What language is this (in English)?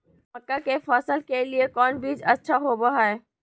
Magahi